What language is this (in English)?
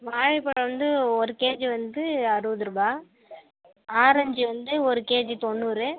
Tamil